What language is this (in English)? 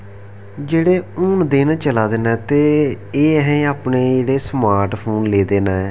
Dogri